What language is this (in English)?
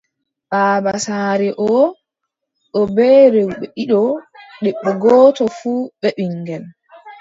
Adamawa Fulfulde